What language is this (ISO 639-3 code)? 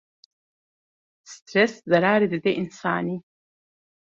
kur